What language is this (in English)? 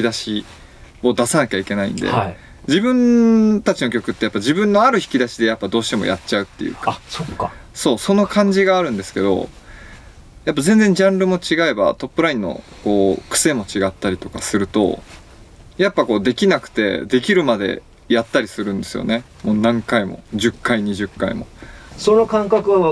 Japanese